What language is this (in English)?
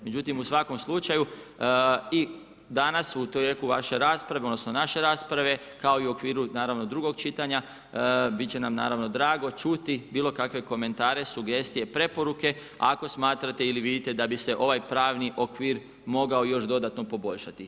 Croatian